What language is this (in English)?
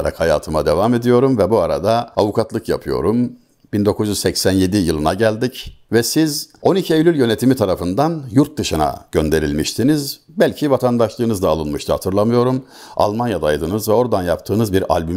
Turkish